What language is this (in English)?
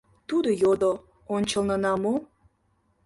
Mari